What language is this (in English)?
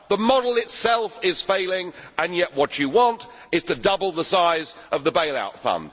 English